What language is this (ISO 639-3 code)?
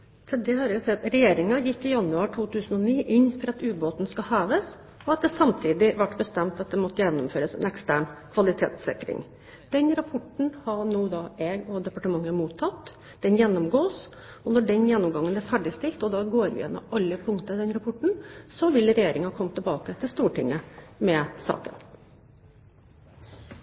nob